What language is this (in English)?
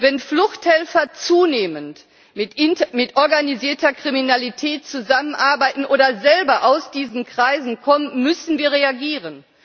German